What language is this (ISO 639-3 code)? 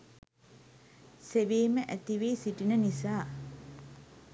sin